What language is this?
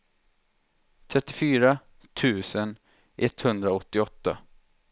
Swedish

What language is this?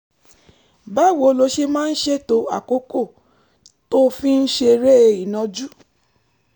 Yoruba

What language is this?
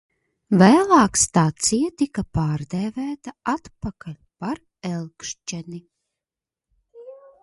Latvian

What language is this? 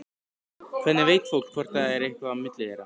Icelandic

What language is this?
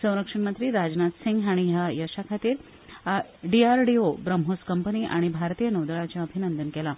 Konkani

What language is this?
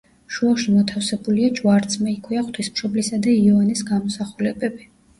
Georgian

